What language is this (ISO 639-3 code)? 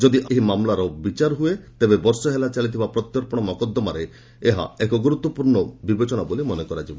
ori